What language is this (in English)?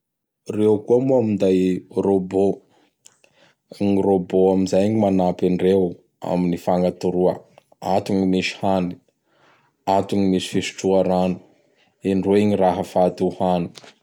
Bara Malagasy